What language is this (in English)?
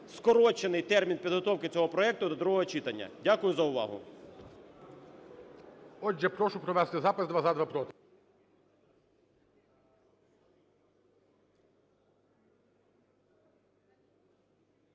Ukrainian